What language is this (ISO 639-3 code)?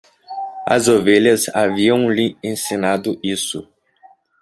por